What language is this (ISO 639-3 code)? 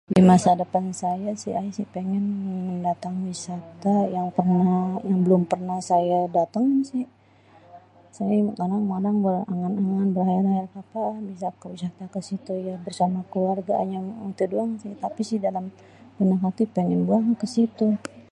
bew